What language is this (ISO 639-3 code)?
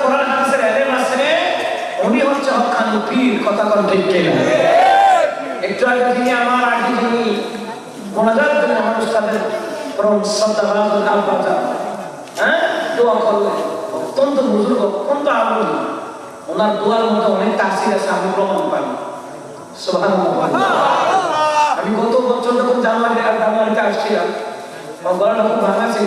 ben